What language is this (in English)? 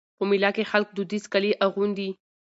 Pashto